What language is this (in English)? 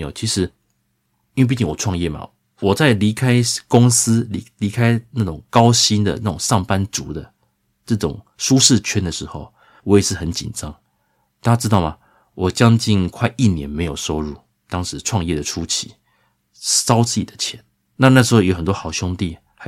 Chinese